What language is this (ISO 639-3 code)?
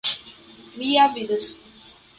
epo